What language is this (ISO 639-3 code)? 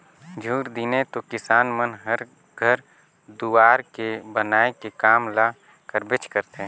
hne